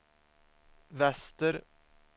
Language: Swedish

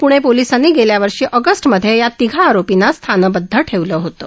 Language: Marathi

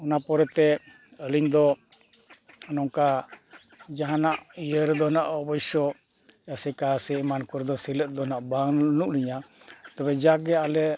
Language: Santali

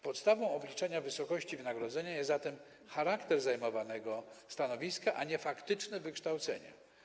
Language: Polish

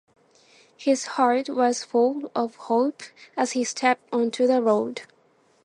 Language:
Japanese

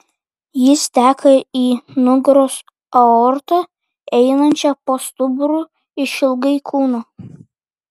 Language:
Lithuanian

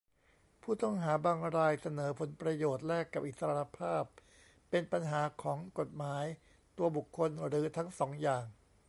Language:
Thai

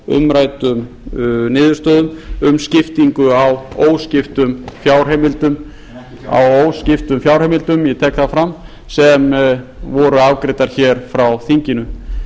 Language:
Icelandic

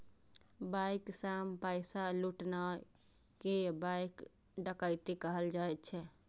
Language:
Maithili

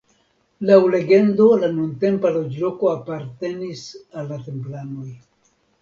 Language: Esperanto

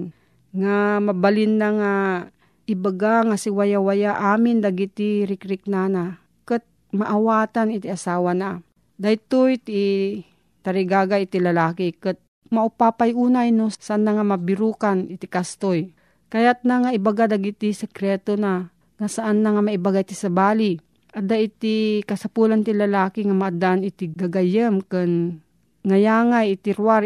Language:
Filipino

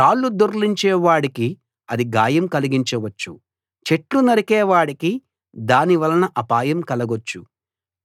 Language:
Telugu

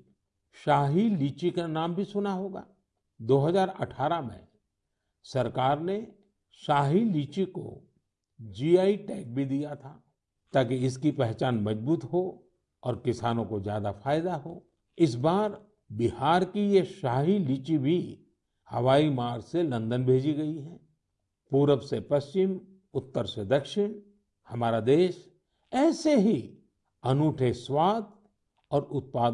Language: Hindi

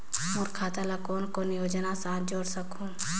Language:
Chhattisgarhi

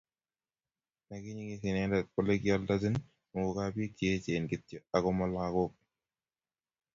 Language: Kalenjin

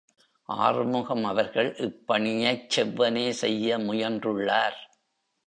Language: Tamil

